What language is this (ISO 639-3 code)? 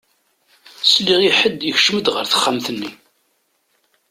kab